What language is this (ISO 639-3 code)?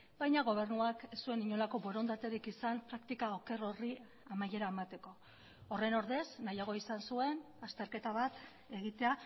eus